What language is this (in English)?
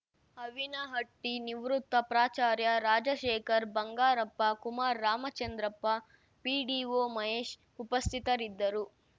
Kannada